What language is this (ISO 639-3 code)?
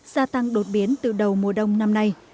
vie